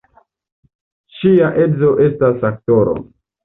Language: Esperanto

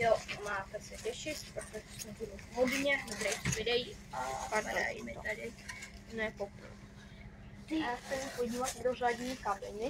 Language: Czech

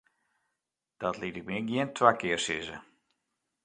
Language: Western Frisian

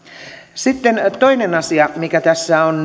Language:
Finnish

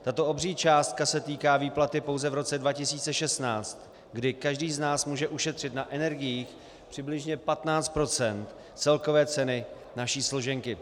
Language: Czech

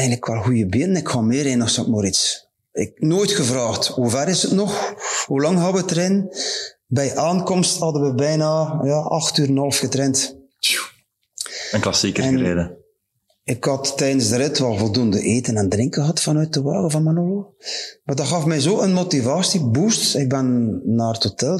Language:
Dutch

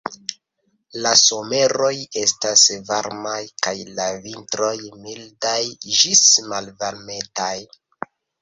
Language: Esperanto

